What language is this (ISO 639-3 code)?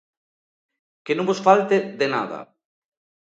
glg